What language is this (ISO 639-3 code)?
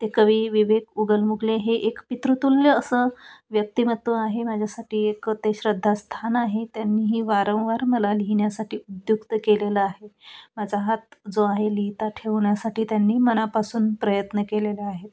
mar